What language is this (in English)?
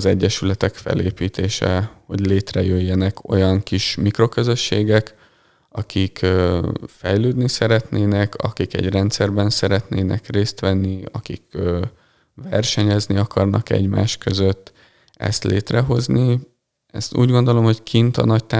Hungarian